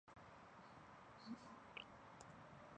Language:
Chinese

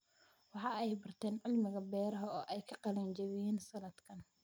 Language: Somali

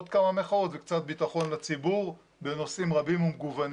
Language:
Hebrew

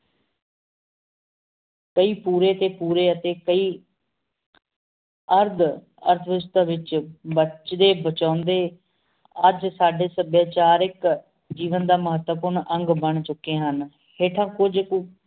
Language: Punjabi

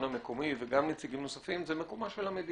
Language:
Hebrew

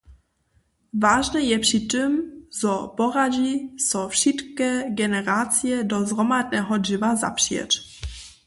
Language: Upper Sorbian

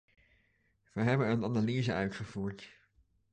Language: Dutch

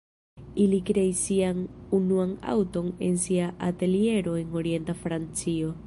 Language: Esperanto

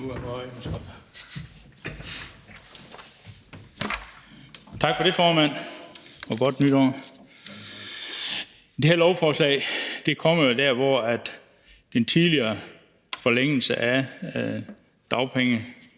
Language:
Danish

